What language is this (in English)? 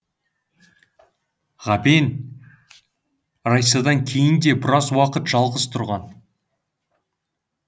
Kazakh